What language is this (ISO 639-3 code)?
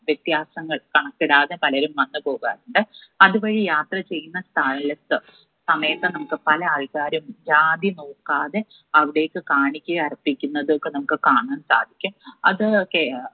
mal